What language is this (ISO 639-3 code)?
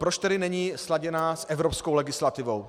ces